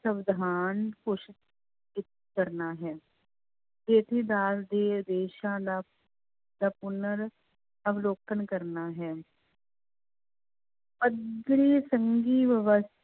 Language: Punjabi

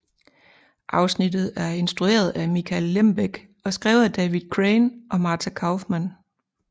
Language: Danish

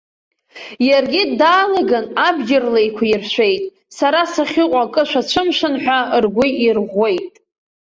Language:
Abkhazian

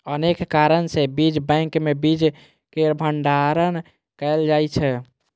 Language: Maithili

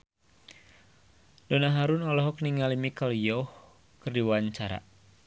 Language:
Sundanese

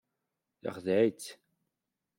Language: Kabyle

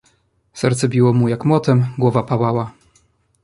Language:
Polish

